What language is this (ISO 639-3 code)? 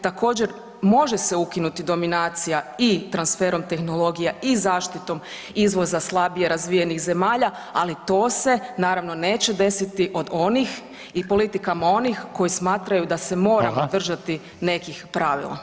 hrv